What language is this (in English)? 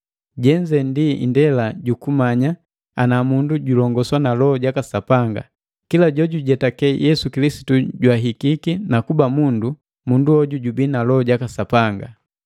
Matengo